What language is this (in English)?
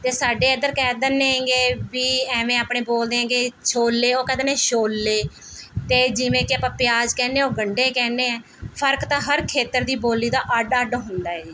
Punjabi